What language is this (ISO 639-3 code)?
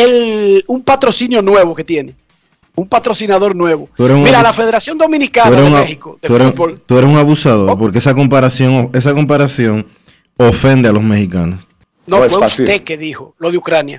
spa